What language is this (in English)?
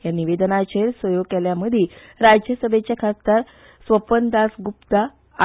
Konkani